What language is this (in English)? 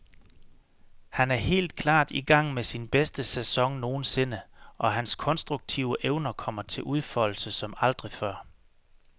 Danish